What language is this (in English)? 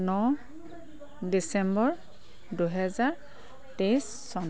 Assamese